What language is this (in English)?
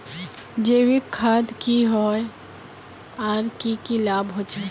Magahi